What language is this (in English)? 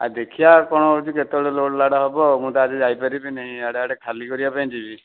Odia